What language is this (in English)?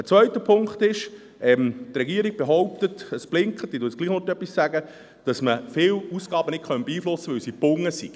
Swiss German